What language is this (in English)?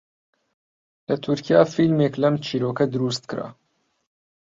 Central Kurdish